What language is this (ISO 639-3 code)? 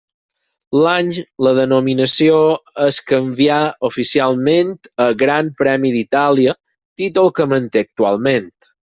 cat